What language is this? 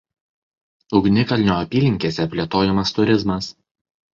Lithuanian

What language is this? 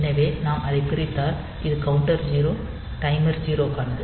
Tamil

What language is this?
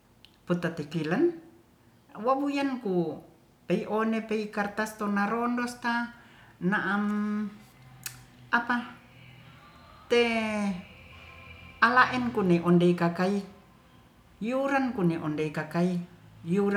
Ratahan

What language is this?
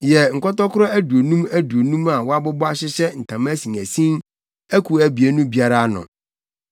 Akan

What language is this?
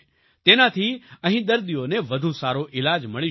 Gujarati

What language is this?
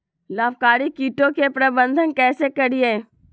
Magahi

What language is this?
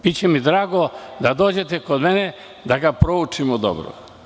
Serbian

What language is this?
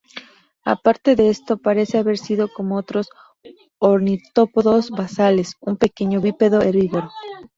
Spanish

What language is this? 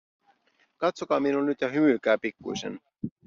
Finnish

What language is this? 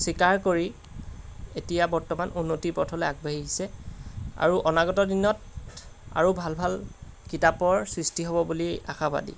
Assamese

